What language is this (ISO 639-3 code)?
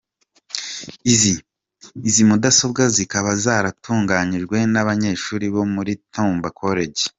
kin